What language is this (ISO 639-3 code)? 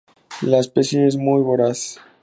spa